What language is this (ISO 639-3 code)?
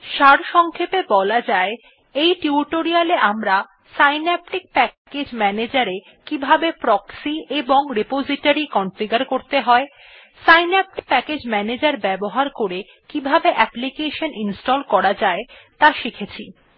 ben